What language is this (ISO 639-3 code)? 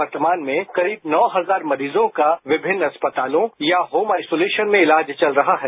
hin